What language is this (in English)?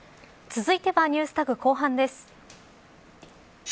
Japanese